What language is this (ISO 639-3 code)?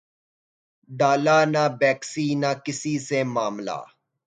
urd